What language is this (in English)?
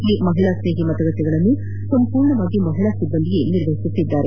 Kannada